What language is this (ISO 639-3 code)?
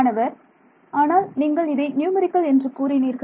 tam